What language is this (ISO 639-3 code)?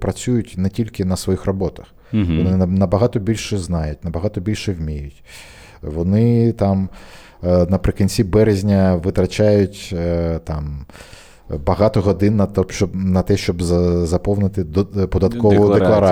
ukr